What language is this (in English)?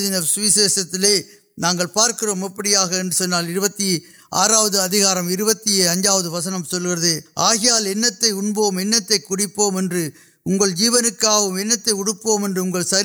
Urdu